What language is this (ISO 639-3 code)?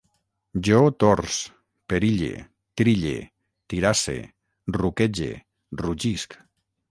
cat